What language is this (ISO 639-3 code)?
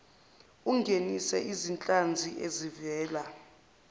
zul